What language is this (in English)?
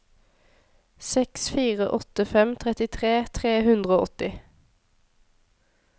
Norwegian